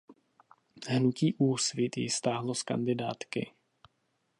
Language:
Czech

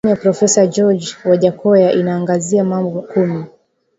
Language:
Swahili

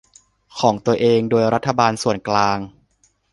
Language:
Thai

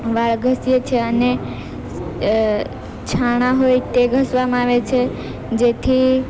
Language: Gujarati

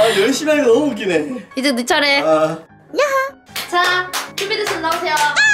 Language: Korean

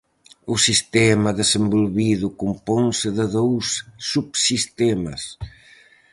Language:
Galician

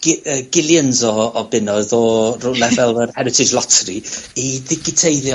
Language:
Welsh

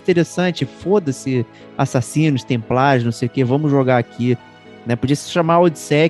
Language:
Portuguese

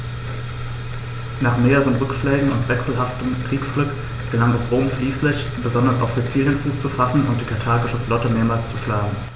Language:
German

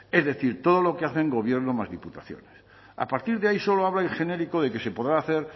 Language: Spanish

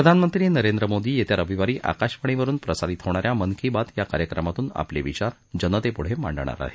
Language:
Marathi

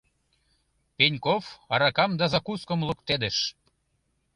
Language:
Mari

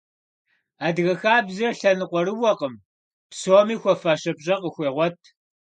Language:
Kabardian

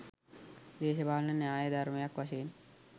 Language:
Sinhala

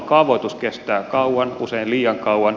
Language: Finnish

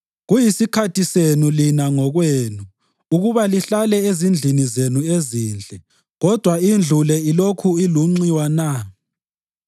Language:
North Ndebele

